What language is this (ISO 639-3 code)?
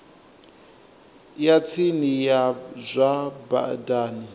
ven